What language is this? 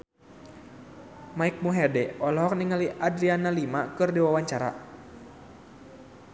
Sundanese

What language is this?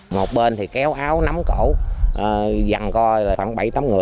Vietnamese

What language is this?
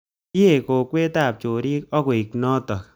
Kalenjin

